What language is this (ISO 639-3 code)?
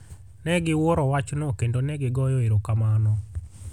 luo